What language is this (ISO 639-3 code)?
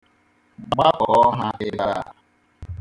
ibo